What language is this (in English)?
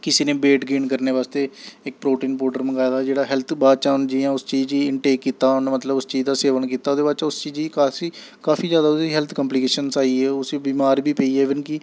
Dogri